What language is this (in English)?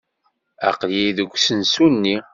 Kabyle